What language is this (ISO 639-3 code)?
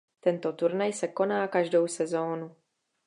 ces